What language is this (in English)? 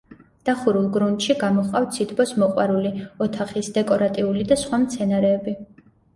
Georgian